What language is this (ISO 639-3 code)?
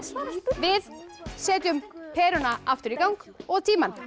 isl